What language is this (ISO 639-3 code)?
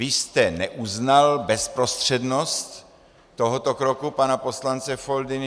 ces